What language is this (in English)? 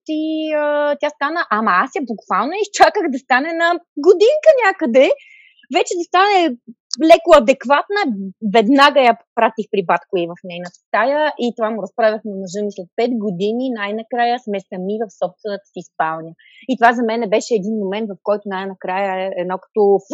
Bulgarian